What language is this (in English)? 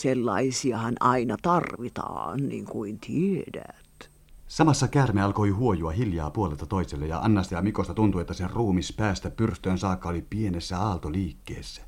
Finnish